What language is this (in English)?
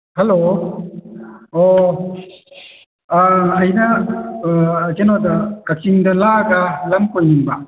Manipuri